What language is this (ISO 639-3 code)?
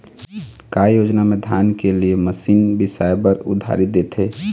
hne